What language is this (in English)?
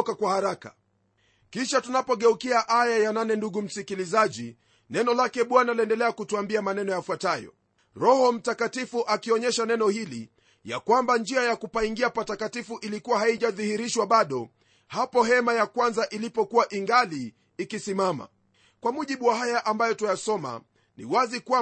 Swahili